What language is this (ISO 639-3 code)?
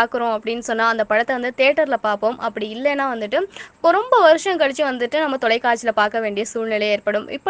hin